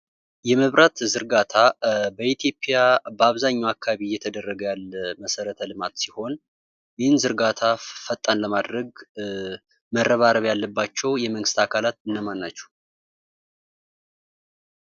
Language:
Amharic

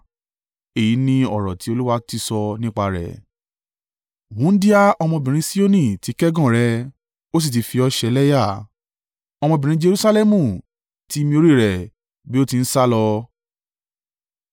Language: Yoruba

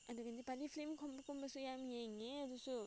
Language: Manipuri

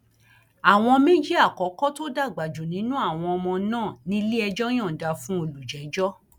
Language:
Yoruba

